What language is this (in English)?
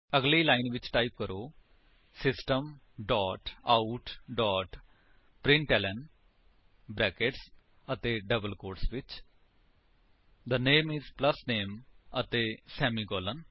Punjabi